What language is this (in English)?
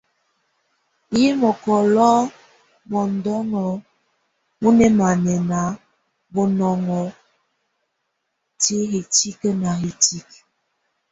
Tunen